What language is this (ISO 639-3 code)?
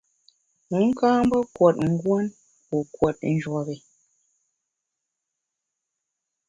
bax